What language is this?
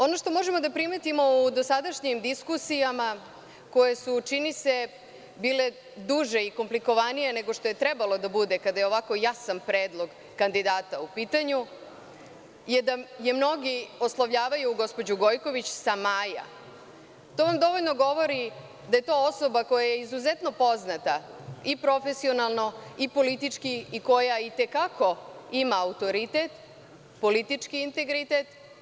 Serbian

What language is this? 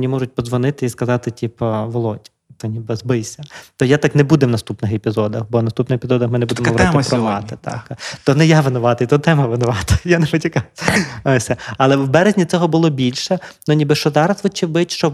Ukrainian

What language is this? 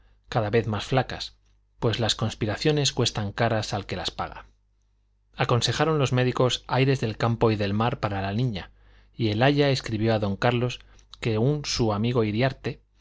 Spanish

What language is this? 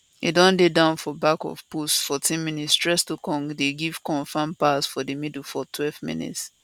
Nigerian Pidgin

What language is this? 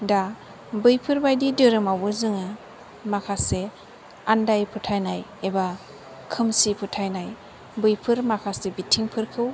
Bodo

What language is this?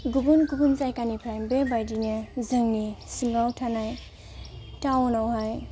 Bodo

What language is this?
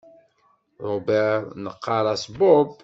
Kabyle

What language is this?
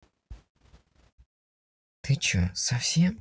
Russian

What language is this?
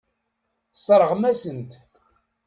Kabyle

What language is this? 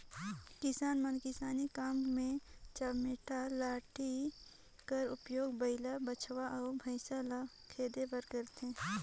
Chhattisgarhi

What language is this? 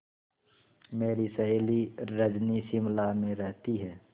Hindi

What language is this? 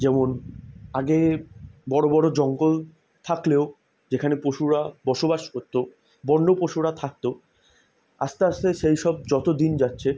Bangla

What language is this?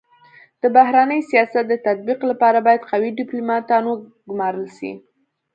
Pashto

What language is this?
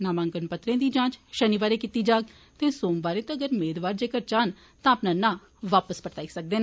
Dogri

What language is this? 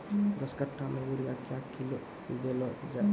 Maithili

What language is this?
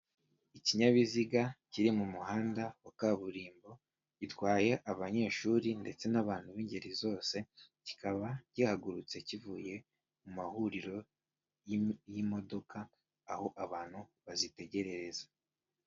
Kinyarwanda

